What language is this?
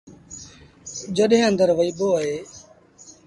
Sindhi Bhil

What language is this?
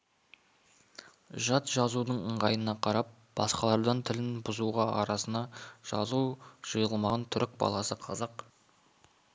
Kazakh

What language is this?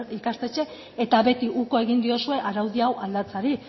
Basque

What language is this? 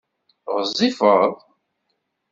Kabyle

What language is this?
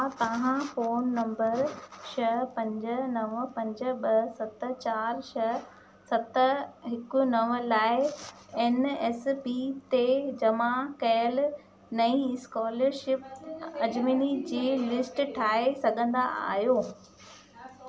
Sindhi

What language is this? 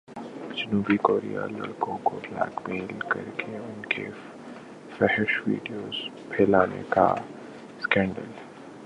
Urdu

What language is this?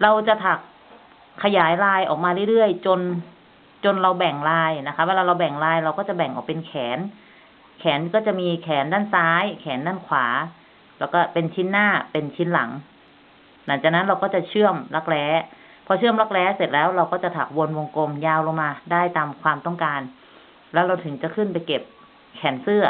Thai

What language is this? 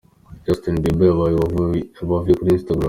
Kinyarwanda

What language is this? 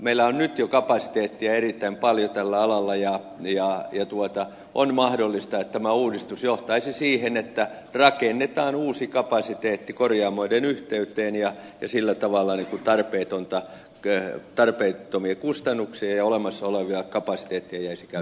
Finnish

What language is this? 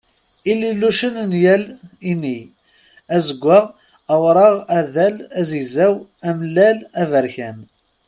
Kabyle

